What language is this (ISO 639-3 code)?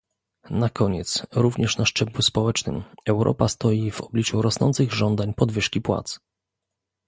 pol